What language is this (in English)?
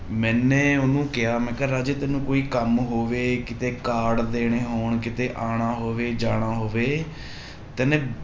Punjabi